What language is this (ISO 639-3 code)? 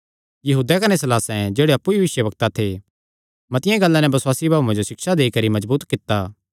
xnr